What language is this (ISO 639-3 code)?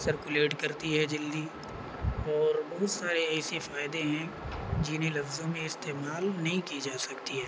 urd